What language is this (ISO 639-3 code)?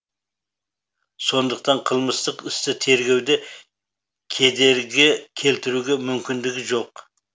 kaz